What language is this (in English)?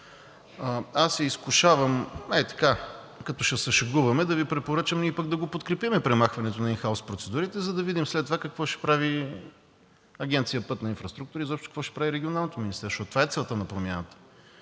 Bulgarian